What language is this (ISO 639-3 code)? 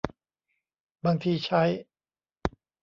tha